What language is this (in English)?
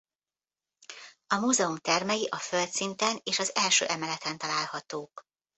Hungarian